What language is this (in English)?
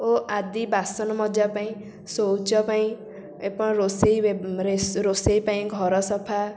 Odia